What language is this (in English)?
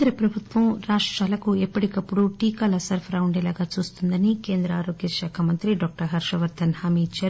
Telugu